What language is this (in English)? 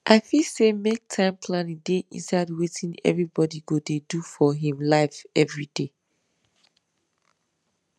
Nigerian Pidgin